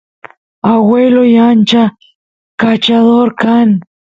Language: Santiago del Estero Quichua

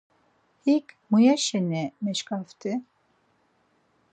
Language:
Laz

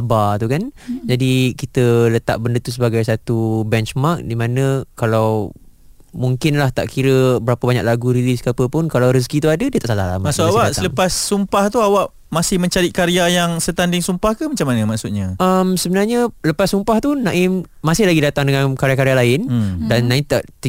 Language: Malay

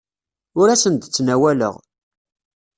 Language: Kabyle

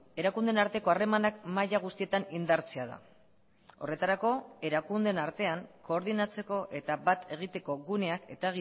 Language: Basque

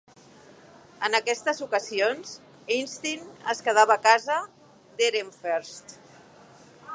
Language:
Catalan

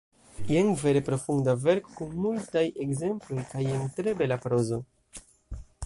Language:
Esperanto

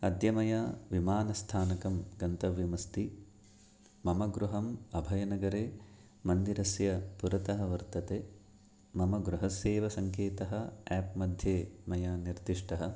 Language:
Sanskrit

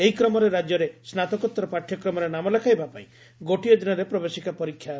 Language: Odia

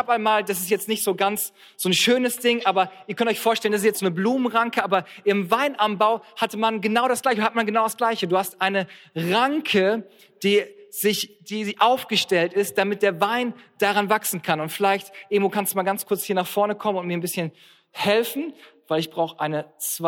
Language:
German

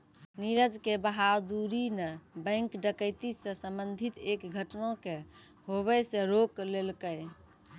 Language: Maithili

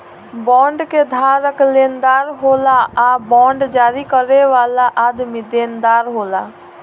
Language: Bhojpuri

